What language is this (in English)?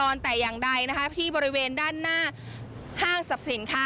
Thai